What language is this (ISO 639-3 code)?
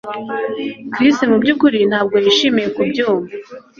kin